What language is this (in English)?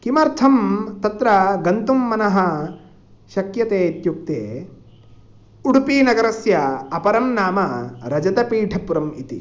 Sanskrit